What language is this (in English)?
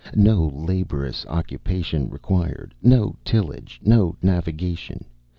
English